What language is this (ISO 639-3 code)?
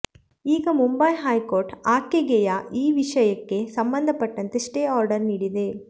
kan